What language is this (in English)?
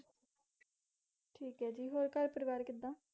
Punjabi